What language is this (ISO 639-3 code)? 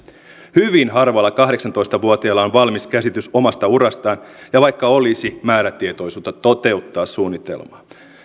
fin